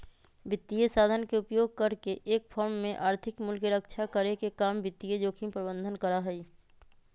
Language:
Magahi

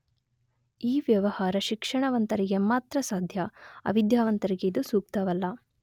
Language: Kannada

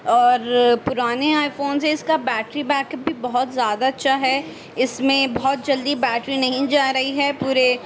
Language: Urdu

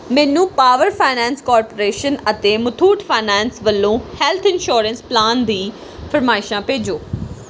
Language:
Punjabi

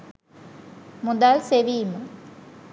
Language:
Sinhala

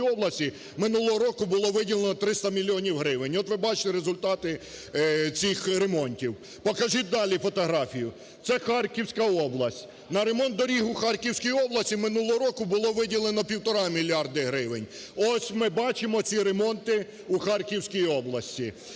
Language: Ukrainian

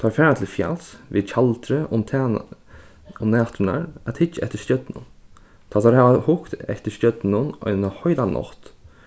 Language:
Faroese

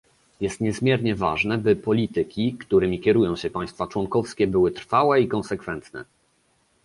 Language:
Polish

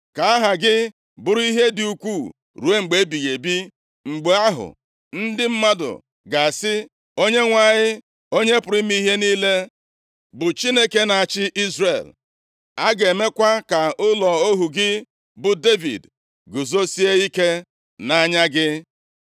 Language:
Igbo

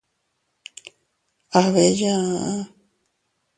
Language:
Teutila Cuicatec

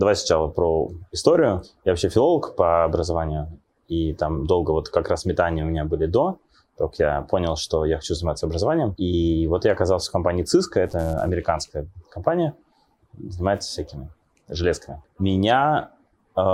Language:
Russian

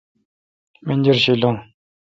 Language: Kalkoti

